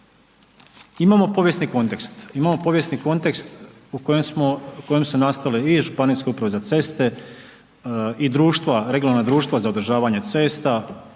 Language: Croatian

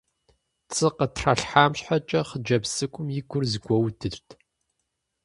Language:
Kabardian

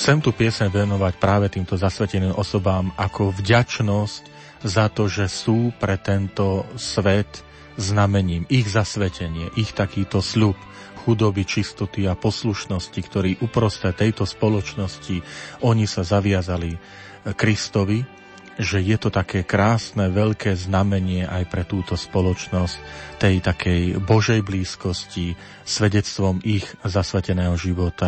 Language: Slovak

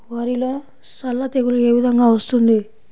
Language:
Telugu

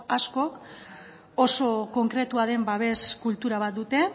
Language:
Basque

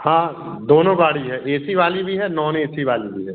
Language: Hindi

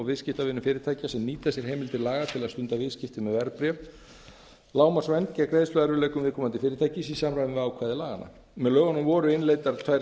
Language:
Icelandic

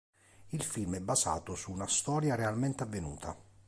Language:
Italian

